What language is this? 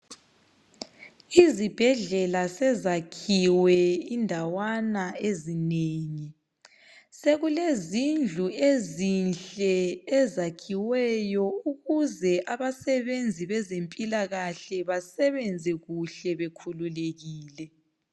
North Ndebele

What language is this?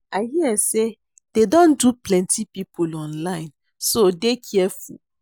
Nigerian Pidgin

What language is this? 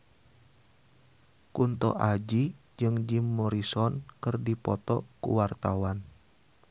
Sundanese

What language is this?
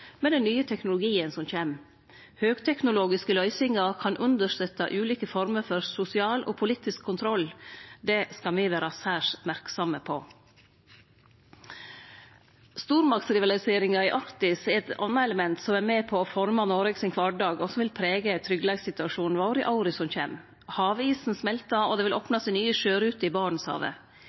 Norwegian Nynorsk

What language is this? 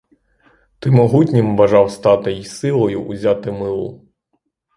Ukrainian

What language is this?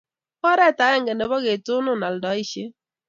Kalenjin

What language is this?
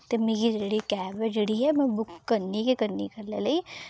Dogri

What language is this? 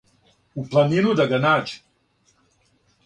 Serbian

